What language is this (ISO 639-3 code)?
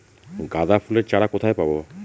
ben